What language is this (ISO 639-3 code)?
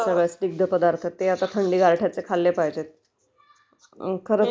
mar